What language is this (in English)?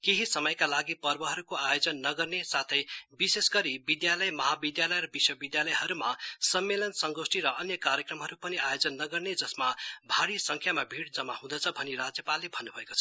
Nepali